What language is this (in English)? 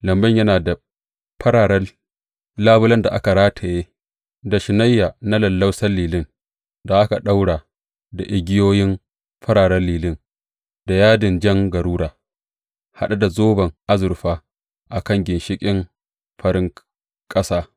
Hausa